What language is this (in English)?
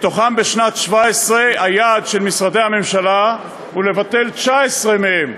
Hebrew